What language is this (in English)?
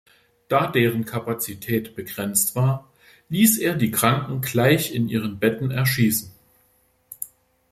German